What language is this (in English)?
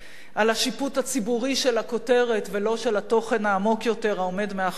Hebrew